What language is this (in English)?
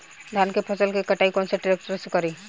Bhojpuri